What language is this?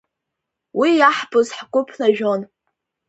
Abkhazian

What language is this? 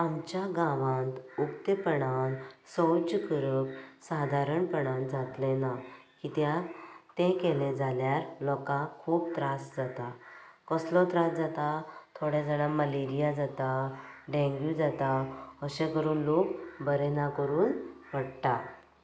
Konkani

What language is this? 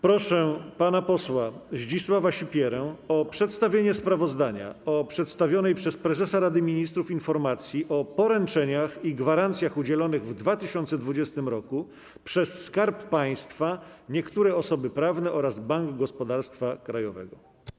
Polish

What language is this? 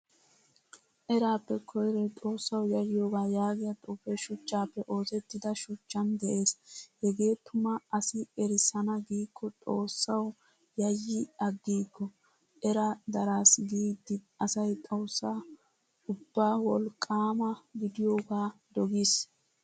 Wolaytta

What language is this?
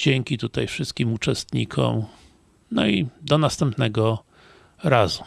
Polish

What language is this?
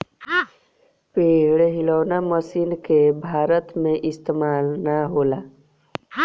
Bhojpuri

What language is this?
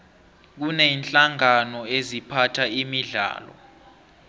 South Ndebele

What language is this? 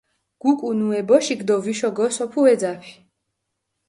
Mingrelian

